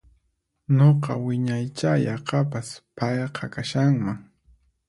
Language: Puno Quechua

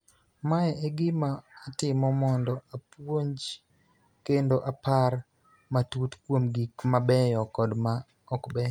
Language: Luo (Kenya and Tanzania)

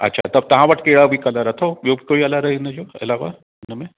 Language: Sindhi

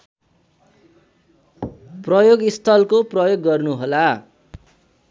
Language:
Nepali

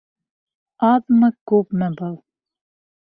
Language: Bashkir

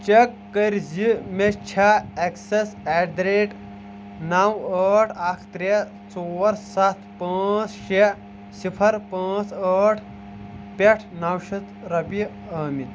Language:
Kashmiri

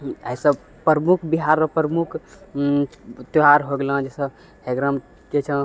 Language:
Maithili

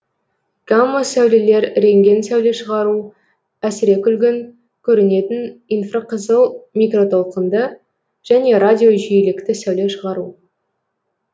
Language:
Kazakh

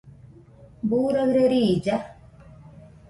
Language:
Nüpode Huitoto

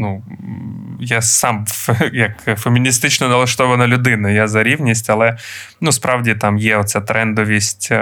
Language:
Ukrainian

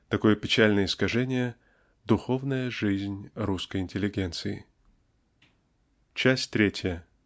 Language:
Russian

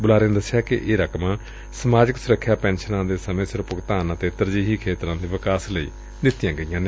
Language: Punjabi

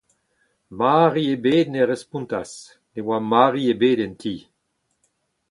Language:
Breton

